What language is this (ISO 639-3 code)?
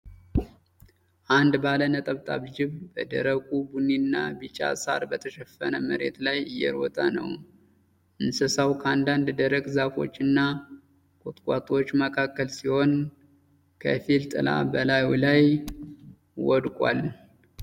amh